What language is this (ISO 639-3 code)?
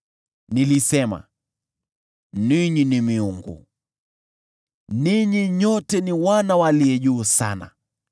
swa